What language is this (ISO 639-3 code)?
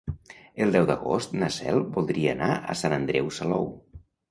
cat